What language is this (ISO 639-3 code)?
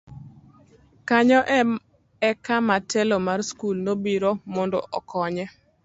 luo